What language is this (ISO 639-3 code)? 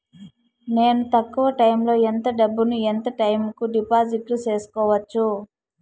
tel